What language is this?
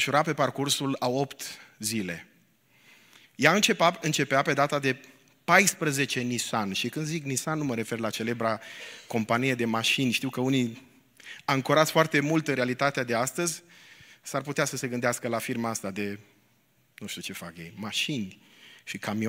Romanian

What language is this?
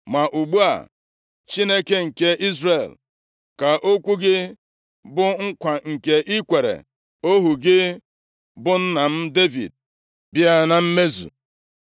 Igbo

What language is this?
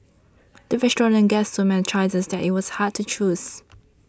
English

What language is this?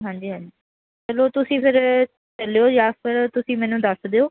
Punjabi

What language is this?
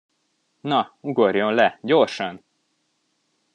Hungarian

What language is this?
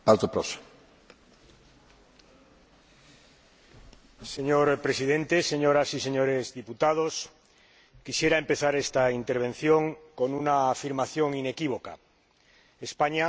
Spanish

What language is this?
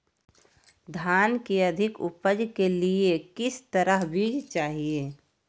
Magahi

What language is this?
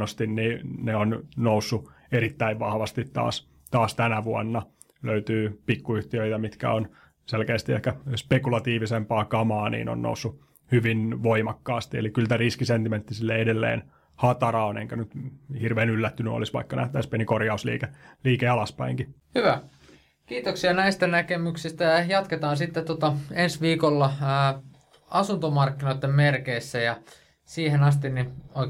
Finnish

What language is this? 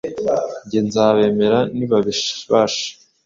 Kinyarwanda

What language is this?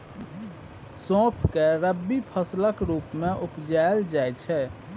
Maithili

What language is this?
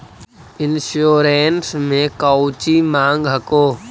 Magahi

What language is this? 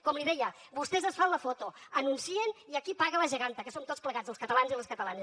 Catalan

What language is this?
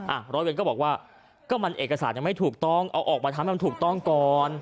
Thai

